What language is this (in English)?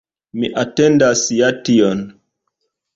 Esperanto